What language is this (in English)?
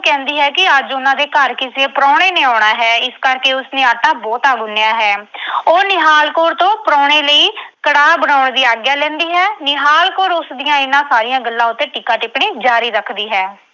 Punjabi